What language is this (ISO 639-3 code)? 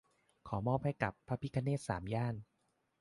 tha